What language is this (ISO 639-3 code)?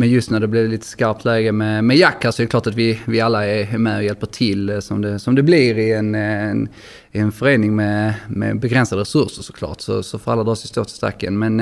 swe